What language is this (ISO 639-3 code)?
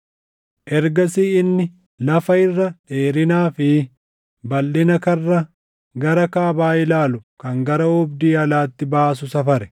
orm